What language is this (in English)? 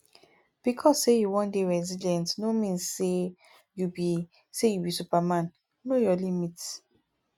Nigerian Pidgin